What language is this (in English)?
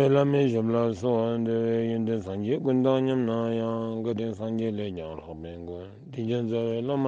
Turkish